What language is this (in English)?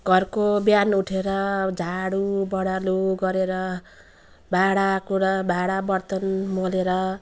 Nepali